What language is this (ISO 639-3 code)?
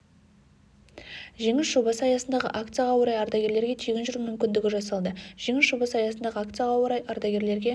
kaz